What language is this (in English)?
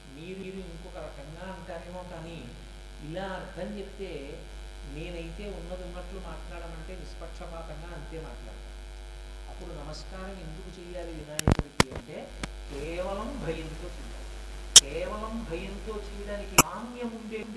Telugu